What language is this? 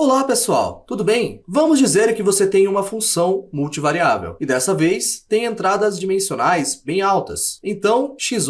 Portuguese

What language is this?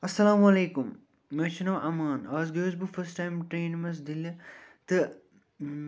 Kashmiri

